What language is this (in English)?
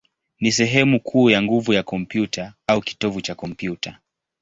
Swahili